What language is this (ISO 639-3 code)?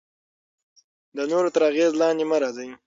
pus